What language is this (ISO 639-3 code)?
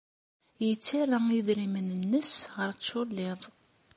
kab